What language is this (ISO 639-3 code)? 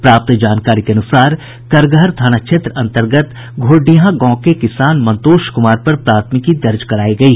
hin